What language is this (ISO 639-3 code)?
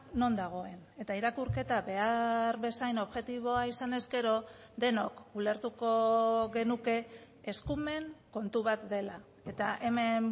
eus